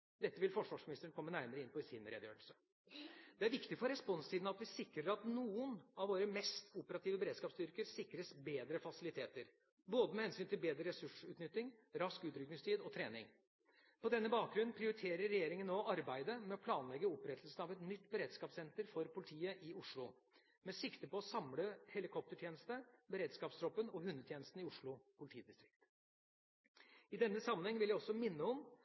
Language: Norwegian Bokmål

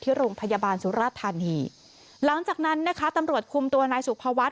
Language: Thai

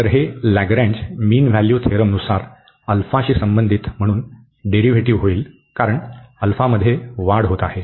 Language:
Marathi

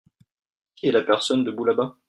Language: French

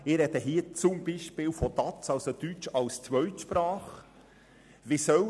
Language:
Swiss German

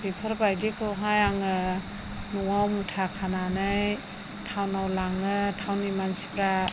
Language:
Bodo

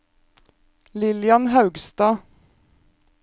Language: Norwegian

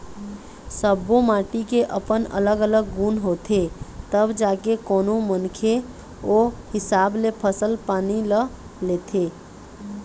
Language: Chhattisgarhi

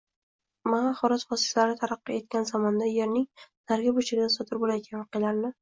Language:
Uzbek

